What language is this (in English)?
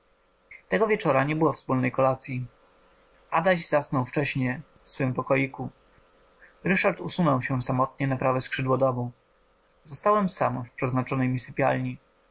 Polish